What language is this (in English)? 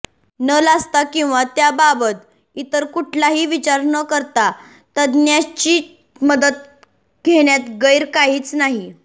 Marathi